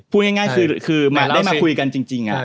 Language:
Thai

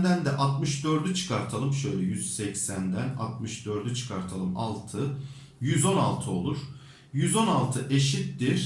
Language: Turkish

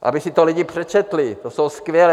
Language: Czech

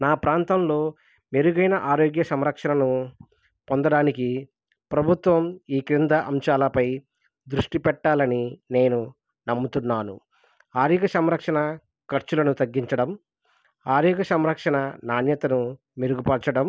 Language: Telugu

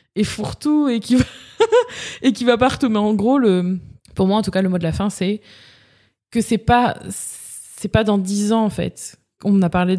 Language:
French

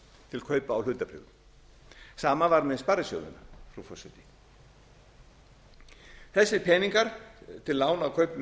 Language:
Icelandic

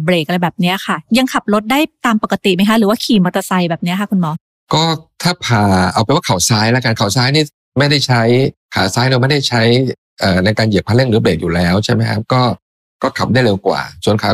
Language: Thai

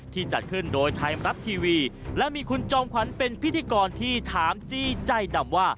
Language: Thai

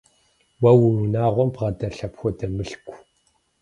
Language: Kabardian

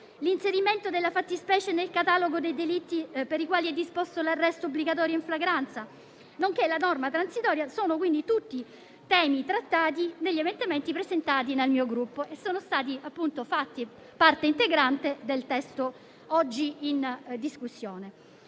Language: Italian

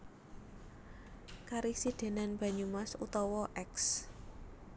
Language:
Javanese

